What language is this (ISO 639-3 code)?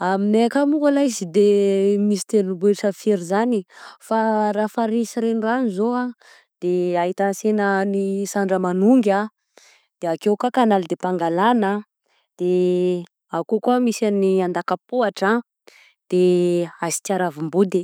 bzc